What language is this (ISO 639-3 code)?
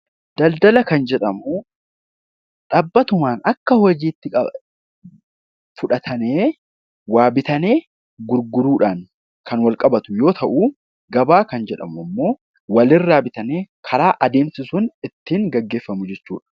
orm